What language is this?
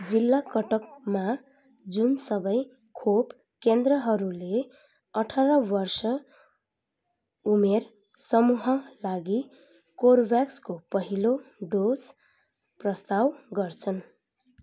Nepali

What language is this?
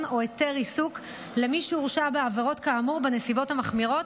Hebrew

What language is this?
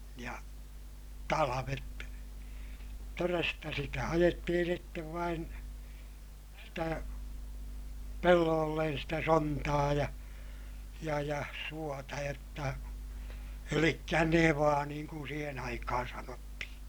Finnish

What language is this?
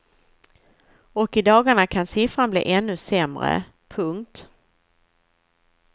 Swedish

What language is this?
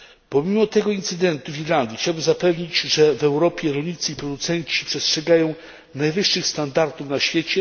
Polish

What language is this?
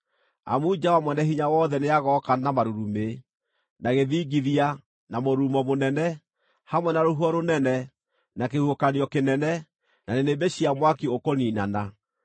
Kikuyu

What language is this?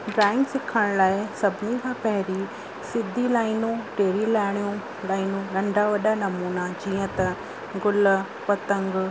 Sindhi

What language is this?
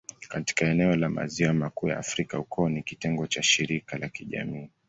Swahili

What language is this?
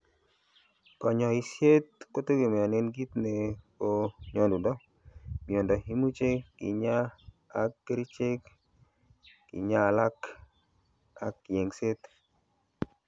Kalenjin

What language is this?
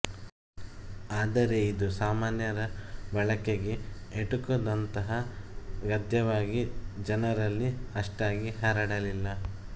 Kannada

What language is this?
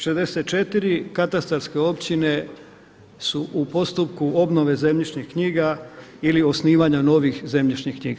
Croatian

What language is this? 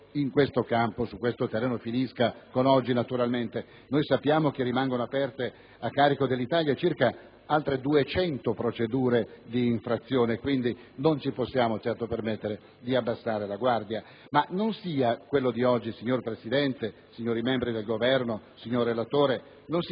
Italian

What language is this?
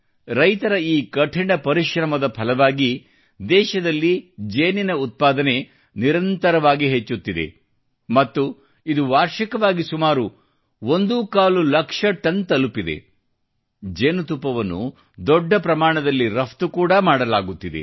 Kannada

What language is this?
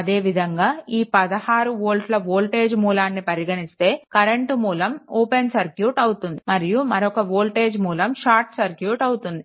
Telugu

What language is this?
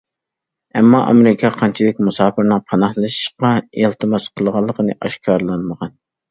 Uyghur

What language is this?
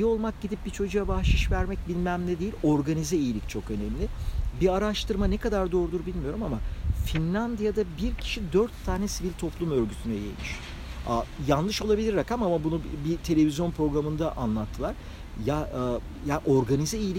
Turkish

